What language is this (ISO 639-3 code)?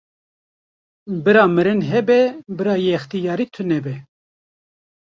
kur